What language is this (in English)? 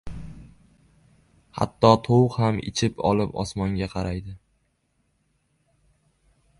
Uzbek